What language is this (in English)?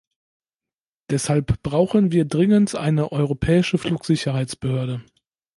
German